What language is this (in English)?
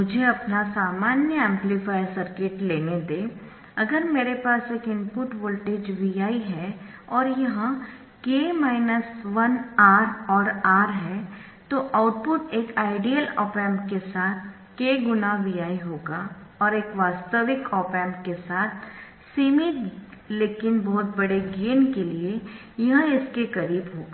Hindi